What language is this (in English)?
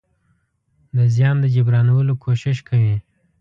Pashto